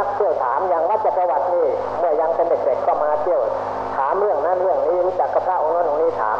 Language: Thai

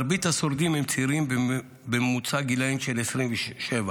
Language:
Hebrew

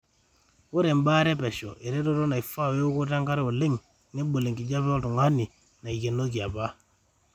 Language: Masai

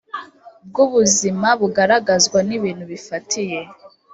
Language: Kinyarwanda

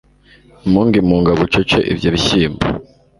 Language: Kinyarwanda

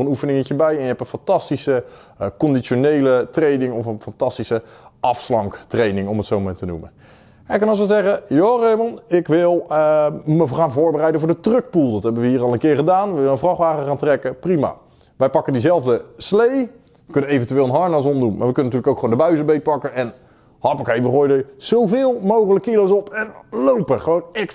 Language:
Dutch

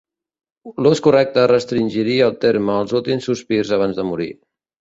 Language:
Catalan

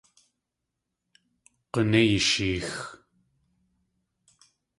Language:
Tlingit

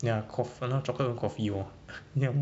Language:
English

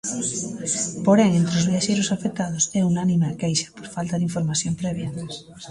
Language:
Galician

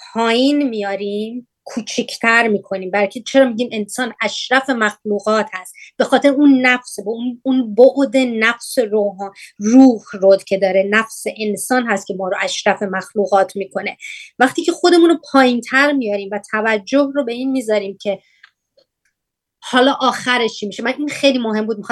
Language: Persian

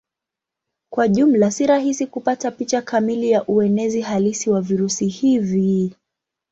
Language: Swahili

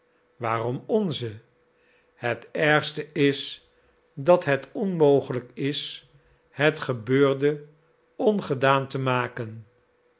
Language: Dutch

